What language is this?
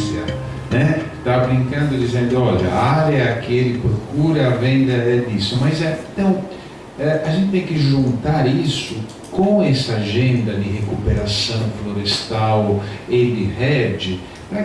Portuguese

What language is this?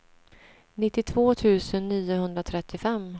Swedish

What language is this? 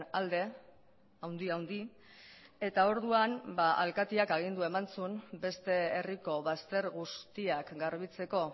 Basque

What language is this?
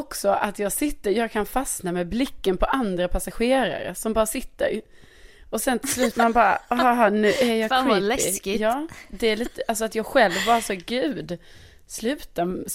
Swedish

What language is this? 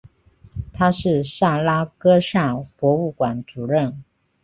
Chinese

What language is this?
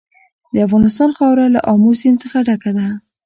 Pashto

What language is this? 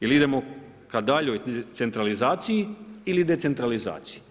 Croatian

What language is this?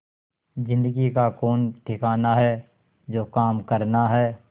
Hindi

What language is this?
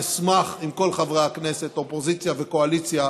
Hebrew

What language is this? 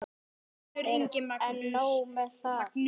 Icelandic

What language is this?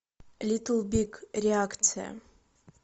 Russian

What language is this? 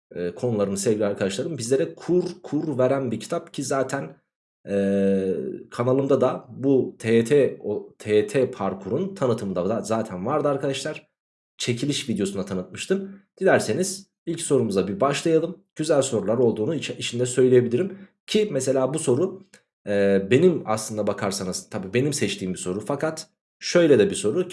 Turkish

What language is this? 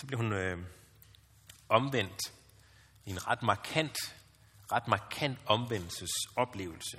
Danish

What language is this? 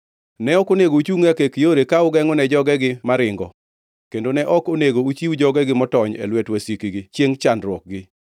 Luo (Kenya and Tanzania)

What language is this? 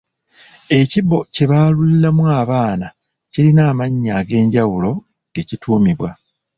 Ganda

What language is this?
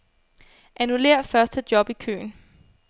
Danish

